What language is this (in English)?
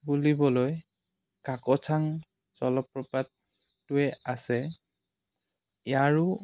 Assamese